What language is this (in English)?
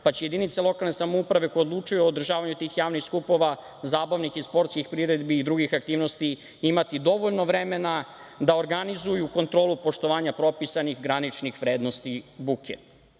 Serbian